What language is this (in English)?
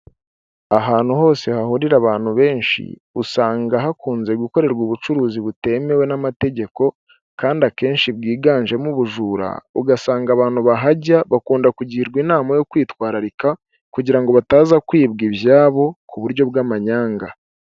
Kinyarwanda